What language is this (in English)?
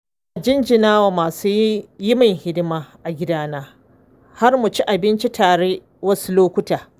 Hausa